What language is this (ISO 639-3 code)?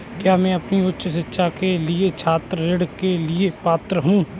hin